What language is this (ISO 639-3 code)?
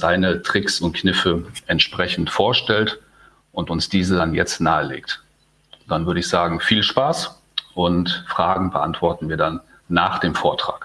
deu